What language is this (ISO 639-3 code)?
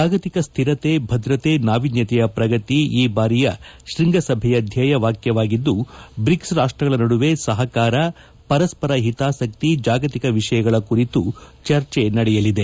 kan